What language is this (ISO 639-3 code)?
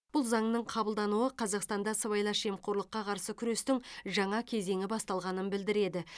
kaz